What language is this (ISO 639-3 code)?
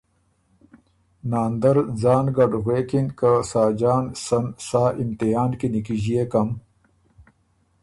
oru